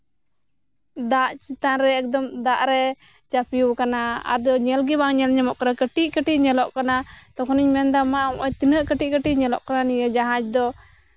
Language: Santali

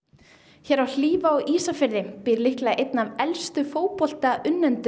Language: Icelandic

